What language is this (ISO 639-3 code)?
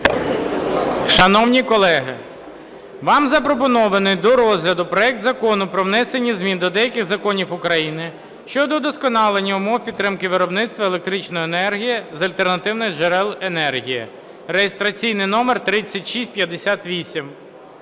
ukr